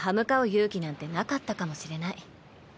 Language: Japanese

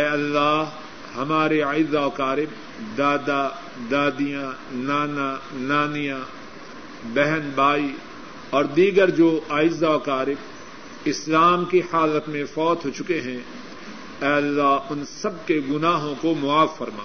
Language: Urdu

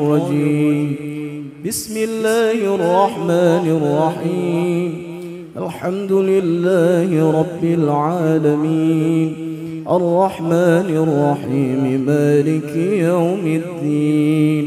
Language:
Arabic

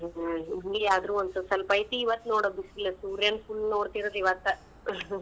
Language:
Kannada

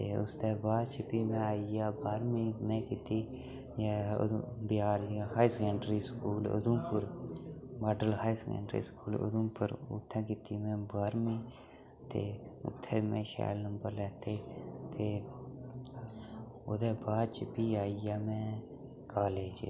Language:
Dogri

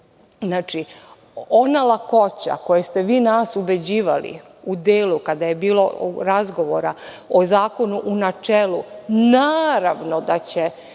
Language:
Serbian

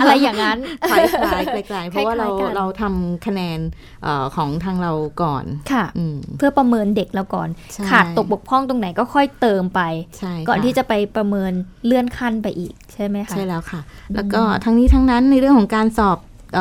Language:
Thai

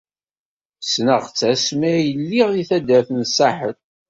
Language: Kabyle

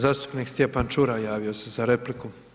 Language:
Croatian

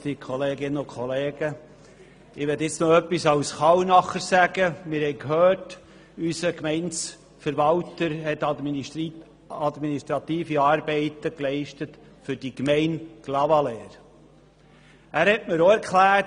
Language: Swiss German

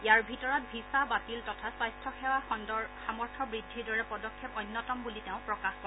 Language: Assamese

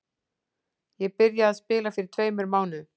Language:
Icelandic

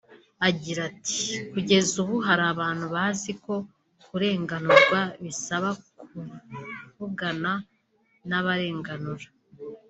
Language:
Kinyarwanda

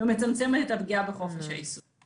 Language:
Hebrew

